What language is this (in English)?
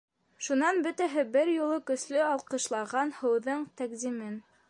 Bashkir